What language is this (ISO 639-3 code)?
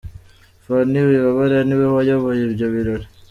kin